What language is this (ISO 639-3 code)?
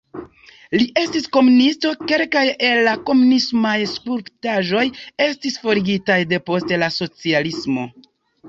epo